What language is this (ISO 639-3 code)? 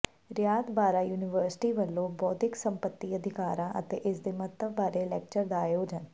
pan